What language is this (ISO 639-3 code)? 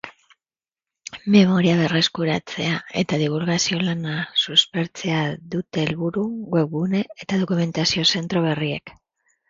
eus